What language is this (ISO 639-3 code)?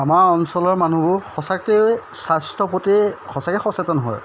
asm